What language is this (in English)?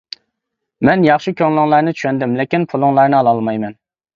Uyghur